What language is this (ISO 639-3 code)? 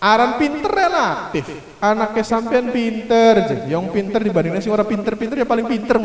ind